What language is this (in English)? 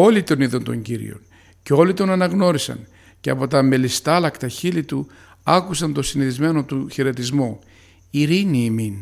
Greek